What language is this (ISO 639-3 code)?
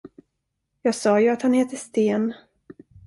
swe